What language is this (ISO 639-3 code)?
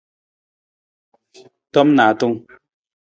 nmz